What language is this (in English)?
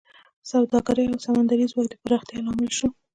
Pashto